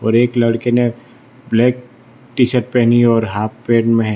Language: Hindi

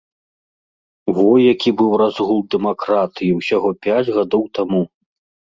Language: Belarusian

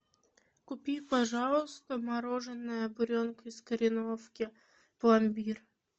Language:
Russian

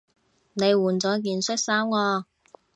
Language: Cantonese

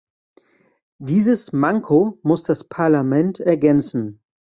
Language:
German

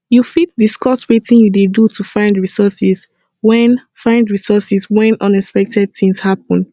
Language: Nigerian Pidgin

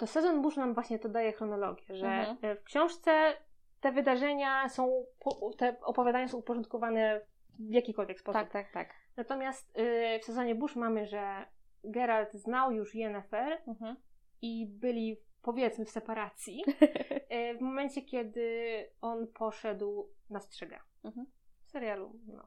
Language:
Polish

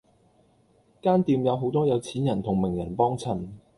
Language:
Cantonese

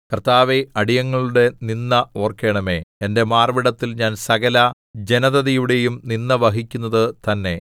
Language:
Malayalam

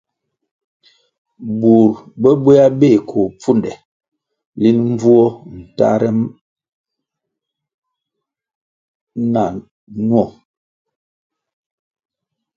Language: Kwasio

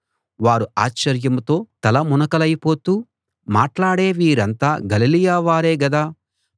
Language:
Telugu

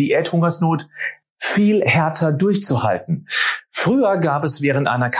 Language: German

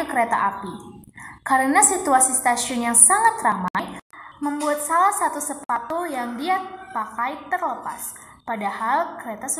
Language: Indonesian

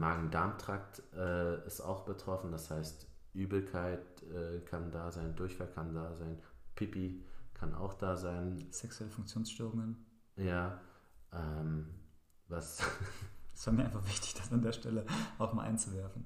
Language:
German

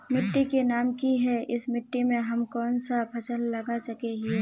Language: Magahi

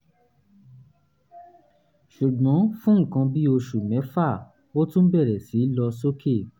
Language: Yoruba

